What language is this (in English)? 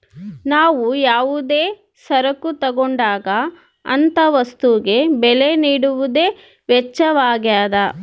Kannada